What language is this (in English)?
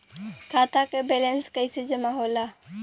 Bhojpuri